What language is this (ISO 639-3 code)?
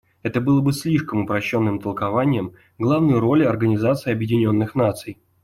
rus